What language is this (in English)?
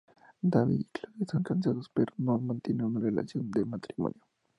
Spanish